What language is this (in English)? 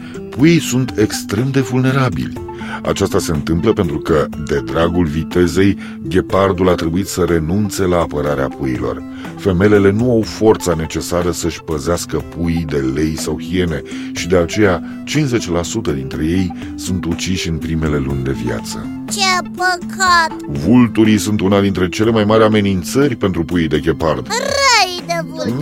Romanian